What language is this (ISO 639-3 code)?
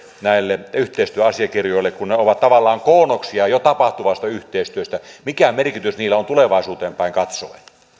fin